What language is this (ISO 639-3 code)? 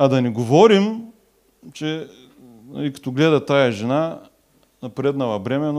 bul